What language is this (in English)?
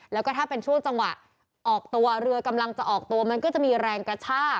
Thai